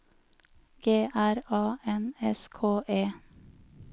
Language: Norwegian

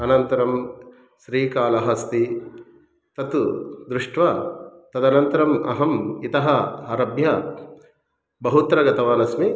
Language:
Sanskrit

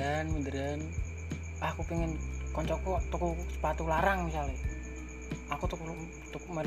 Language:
Indonesian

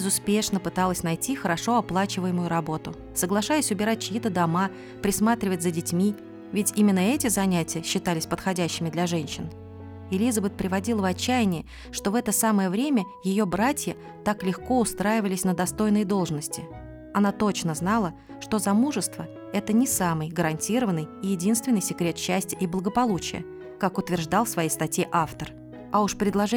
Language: Russian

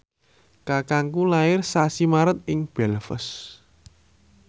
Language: Javanese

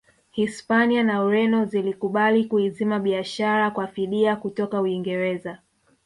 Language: Swahili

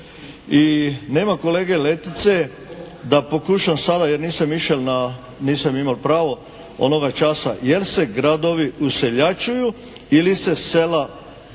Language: Croatian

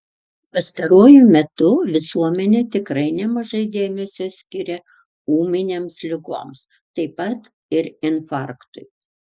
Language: Lithuanian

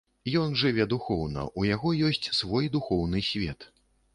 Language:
Belarusian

